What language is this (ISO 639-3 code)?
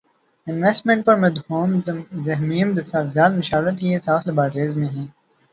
urd